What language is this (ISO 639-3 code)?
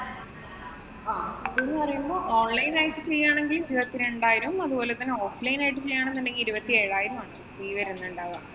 mal